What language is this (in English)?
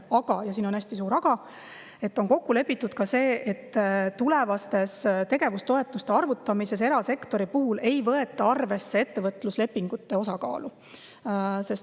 Estonian